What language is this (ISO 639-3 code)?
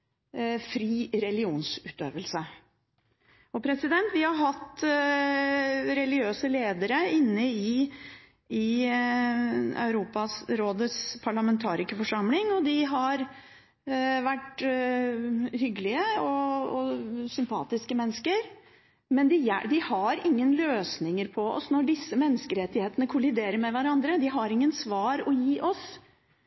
nob